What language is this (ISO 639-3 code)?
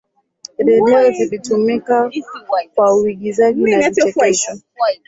swa